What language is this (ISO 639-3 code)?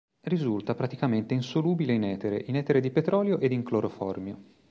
ita